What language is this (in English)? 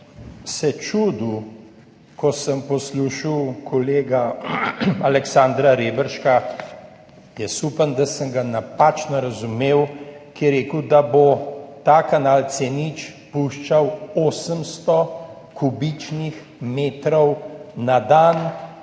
Slovenian